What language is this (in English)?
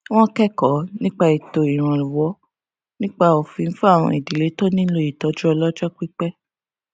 Yoruba